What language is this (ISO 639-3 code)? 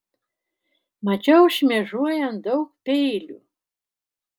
lit